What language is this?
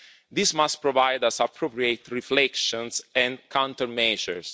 English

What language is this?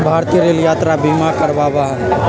Magahi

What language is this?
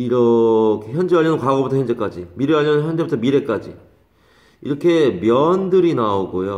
Korean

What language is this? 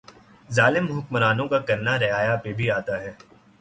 Urdu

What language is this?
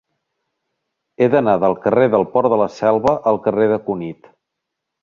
Catalan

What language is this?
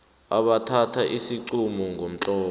South Ndebele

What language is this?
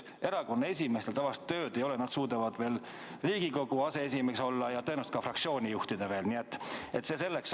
Estonian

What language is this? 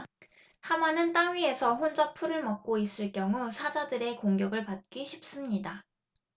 Korean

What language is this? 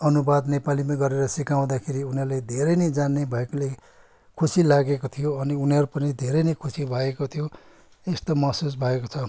Nepali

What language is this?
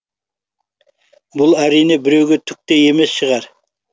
Kazakh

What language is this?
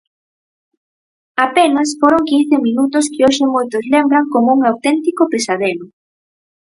Galician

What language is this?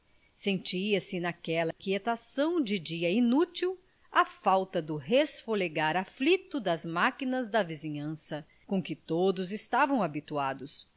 Portuguese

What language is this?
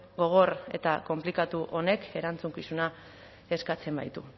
Basque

